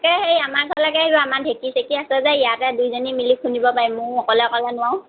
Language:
Assamese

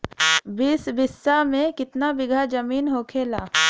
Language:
Bhojpuri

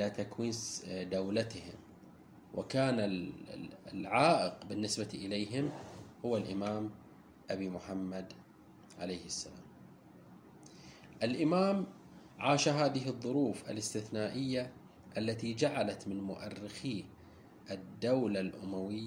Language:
Arabic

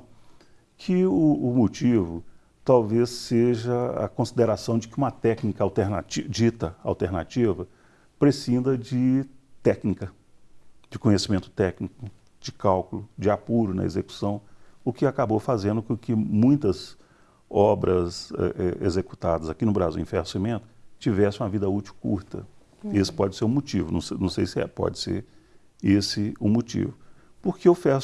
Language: Portuguese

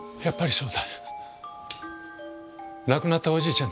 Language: Japanese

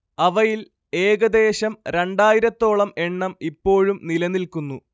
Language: Malayalam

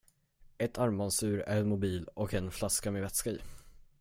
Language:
Swedish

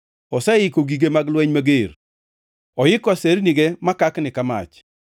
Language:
Luo (Kenya and Tanzania)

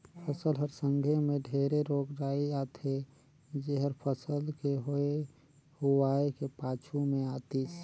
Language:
Chhattisgarhi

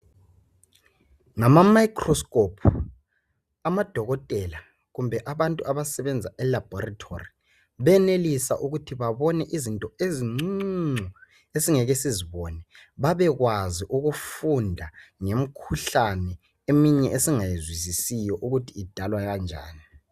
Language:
North Ndebele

